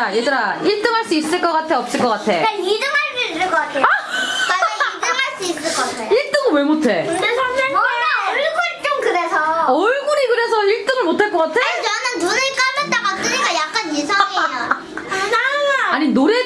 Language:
Korean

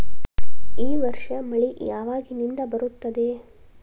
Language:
Kannada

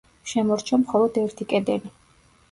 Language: Georgian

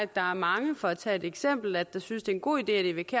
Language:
Danish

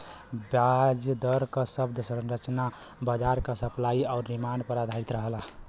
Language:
Bhojpuri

